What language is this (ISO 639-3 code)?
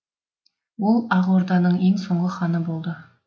kaz